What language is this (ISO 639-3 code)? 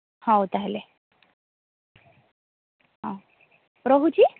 ori